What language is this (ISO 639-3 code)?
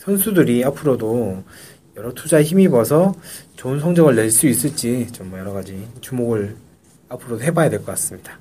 kor